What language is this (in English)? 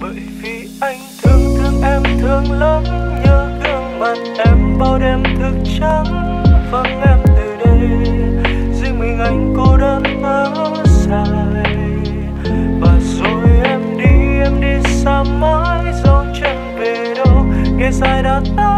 Vietnamese